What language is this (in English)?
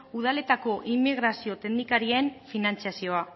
Basque